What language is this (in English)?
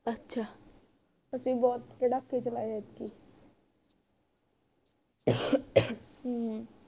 Punjabi